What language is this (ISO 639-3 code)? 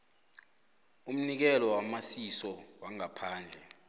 nbl